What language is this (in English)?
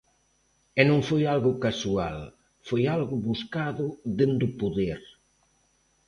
Galician